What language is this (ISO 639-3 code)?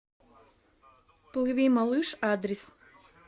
rus